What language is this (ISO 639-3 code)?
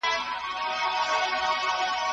pus